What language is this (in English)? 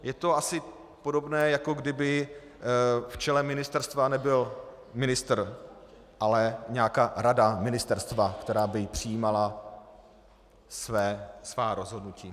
Czech